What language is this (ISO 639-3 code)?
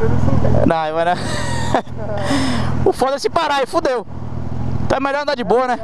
por